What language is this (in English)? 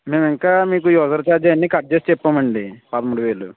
Telugu